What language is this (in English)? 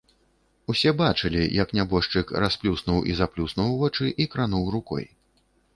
Belarusian